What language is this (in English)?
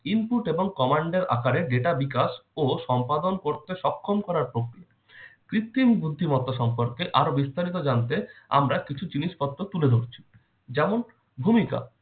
Bangla